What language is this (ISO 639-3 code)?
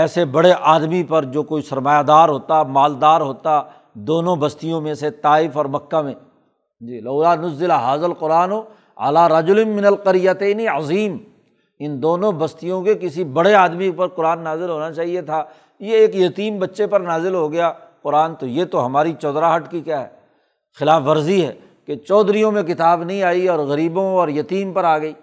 urd